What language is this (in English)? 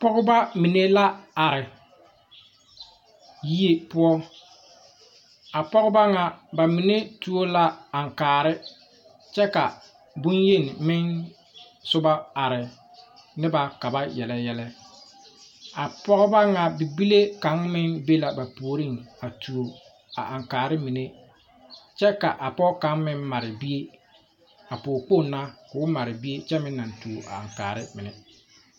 Southern Dagaare